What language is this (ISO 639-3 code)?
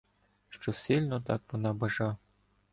ukr